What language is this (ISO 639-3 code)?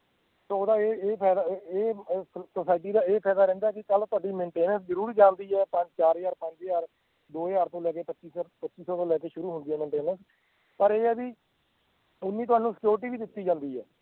pan